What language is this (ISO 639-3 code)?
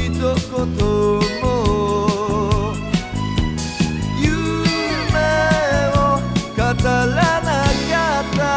ara